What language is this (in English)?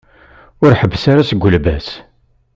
Kabyle